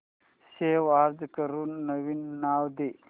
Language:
Marathi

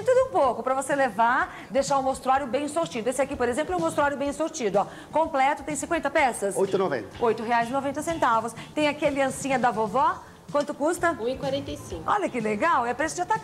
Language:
Portuguese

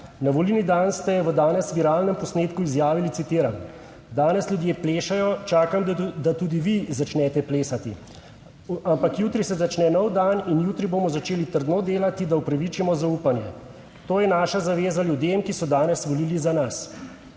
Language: Slovenian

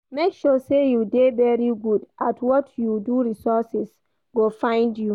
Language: Nigerian Pidgin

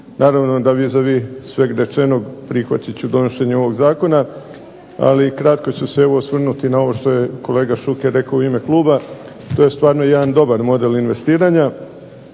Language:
Croatian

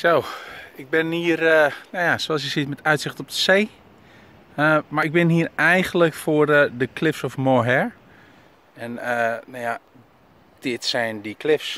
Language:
Dutch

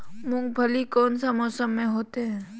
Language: Magahi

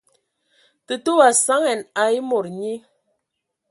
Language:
Ewondo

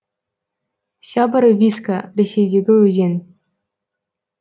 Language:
Kazakh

